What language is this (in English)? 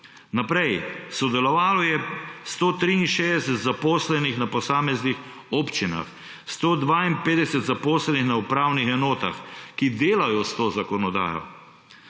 Slovenian